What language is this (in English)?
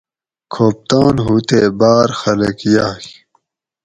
Gawri